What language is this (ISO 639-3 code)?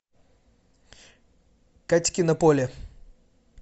rus